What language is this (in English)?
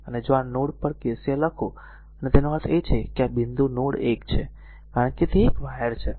Gujarati